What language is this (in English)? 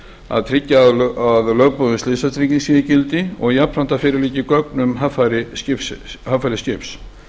Icelandic